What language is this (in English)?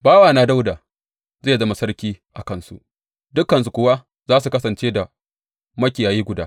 Hausa